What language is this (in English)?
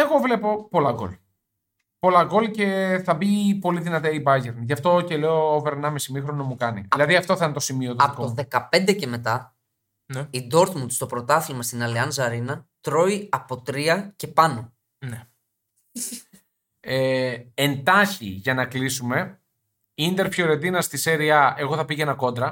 Greek